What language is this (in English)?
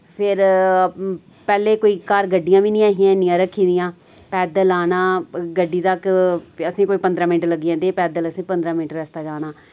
Dogri